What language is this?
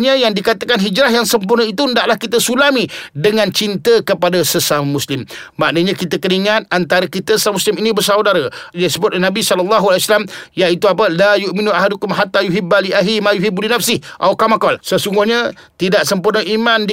Malay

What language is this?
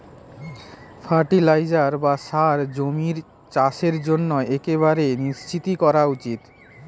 Bangla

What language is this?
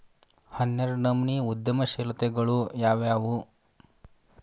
Kannada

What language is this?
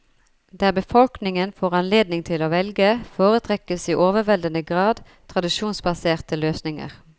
Norwegian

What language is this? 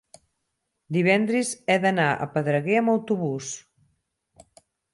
Catalan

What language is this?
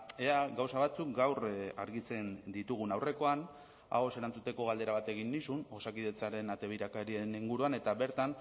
Basque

